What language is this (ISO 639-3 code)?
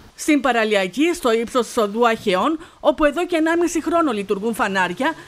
ell